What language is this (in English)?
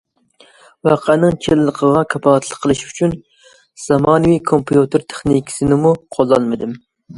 Uyghur